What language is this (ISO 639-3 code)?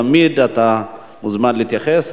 heb